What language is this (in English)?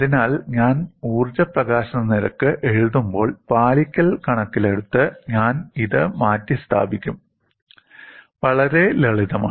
Malayalam